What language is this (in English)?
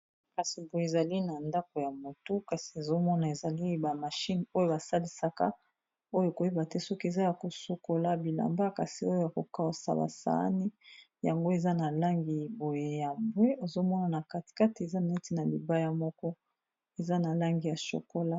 Lingala